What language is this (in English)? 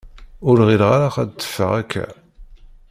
Kabyle